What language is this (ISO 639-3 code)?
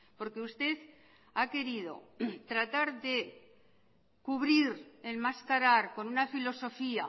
spa